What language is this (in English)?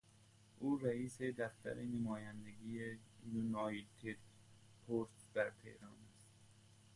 Persian